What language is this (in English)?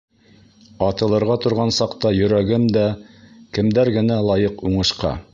Bashkir